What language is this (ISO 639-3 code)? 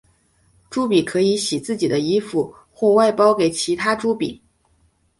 zho